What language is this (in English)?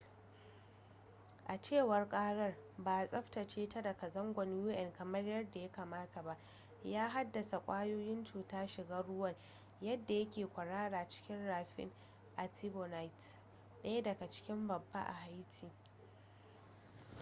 Hausa